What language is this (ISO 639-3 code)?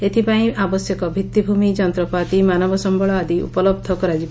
ori